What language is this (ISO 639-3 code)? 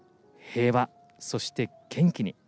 jpn